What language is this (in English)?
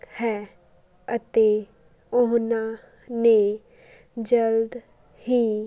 Punjabi